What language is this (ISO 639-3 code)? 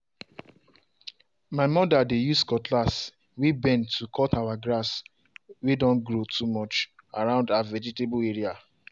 pcm